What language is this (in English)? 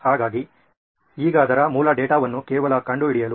Kannada